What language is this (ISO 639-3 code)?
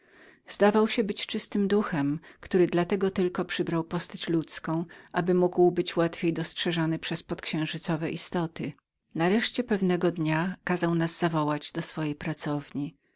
pol